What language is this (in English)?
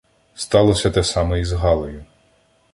Ukrainian